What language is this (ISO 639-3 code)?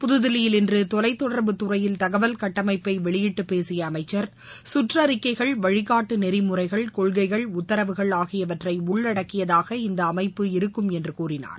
tam